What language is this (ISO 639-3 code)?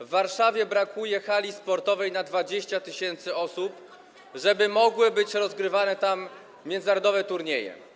pol